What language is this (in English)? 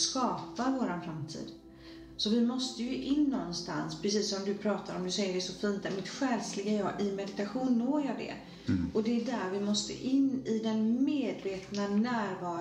Swedish